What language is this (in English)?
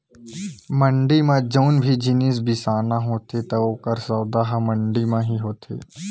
Chhattisgarhi